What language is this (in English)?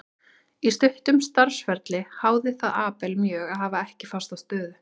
Icelandic